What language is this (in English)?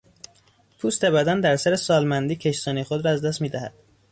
Persian